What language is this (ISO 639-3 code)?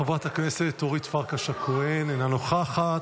heb